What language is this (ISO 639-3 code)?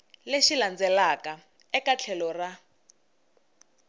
tso